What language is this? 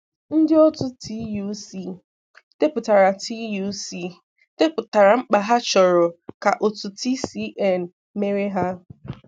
Igbo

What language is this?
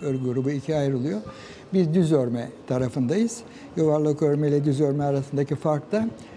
Turkish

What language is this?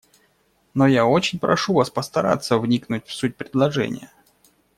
Russian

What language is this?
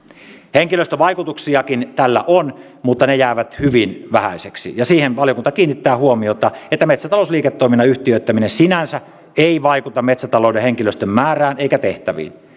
Finnish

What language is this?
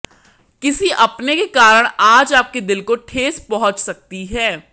Hindi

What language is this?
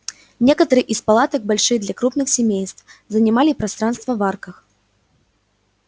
Russian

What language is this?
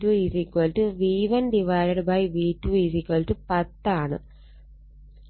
Malayalam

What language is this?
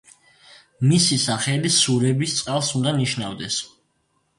Georgian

